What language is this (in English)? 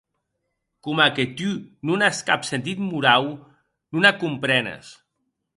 Occitan